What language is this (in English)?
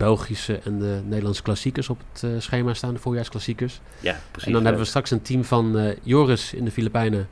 Dutch